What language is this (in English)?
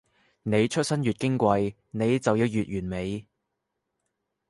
Cantonese